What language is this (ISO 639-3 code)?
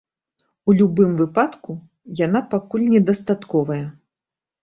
bel